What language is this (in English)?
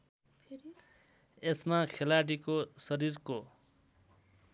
Nepali